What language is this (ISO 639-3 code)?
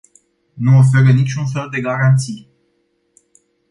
ron